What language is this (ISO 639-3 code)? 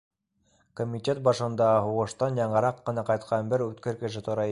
bak